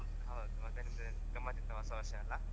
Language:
Kannada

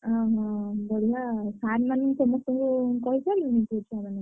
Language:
Odia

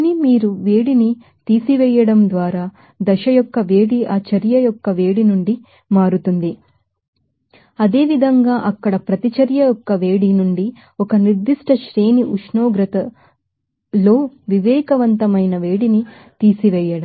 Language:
Telugu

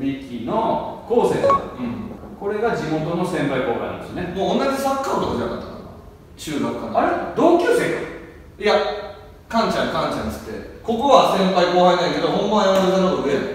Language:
Japanese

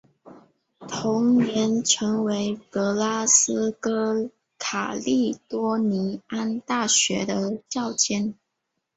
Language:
Chinese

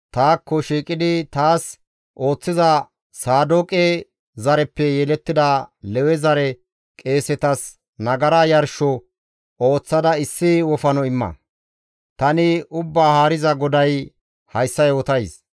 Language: Gamo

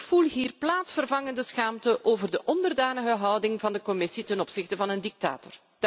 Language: Dutch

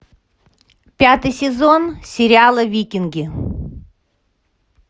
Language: Russian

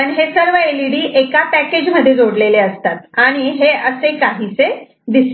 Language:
Marathi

